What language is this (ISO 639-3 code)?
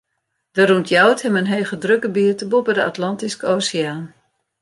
fry